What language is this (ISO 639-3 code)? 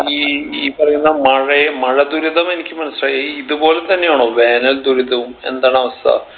mal